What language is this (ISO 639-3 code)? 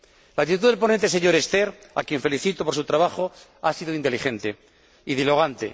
spa